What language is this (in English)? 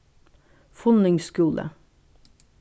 Faroese